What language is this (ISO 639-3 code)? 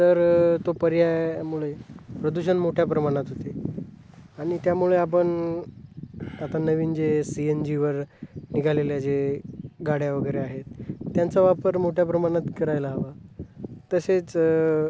mar